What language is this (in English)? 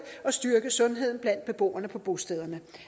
Danish